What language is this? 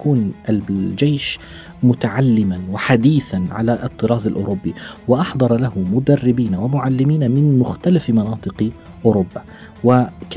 Arabic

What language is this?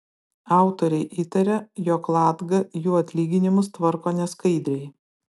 Lithuanian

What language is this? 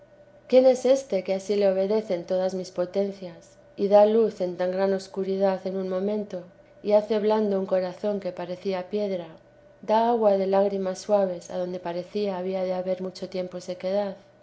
Spanish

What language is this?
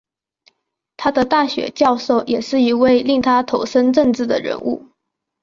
Chinese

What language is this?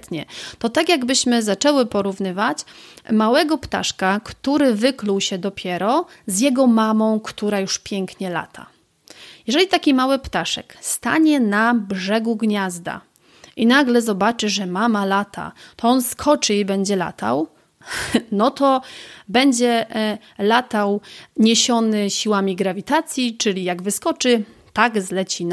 Polish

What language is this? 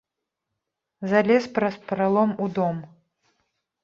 Belarusian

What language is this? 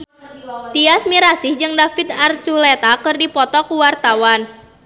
Sundanese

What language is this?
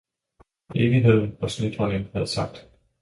Danish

